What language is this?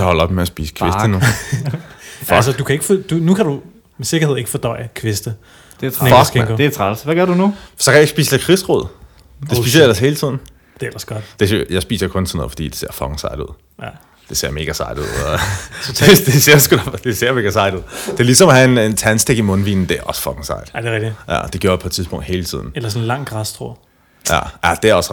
Danish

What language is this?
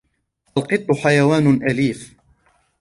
Arabic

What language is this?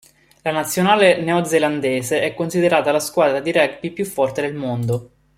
Italian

